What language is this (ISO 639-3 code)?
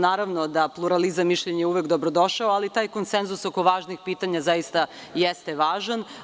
srp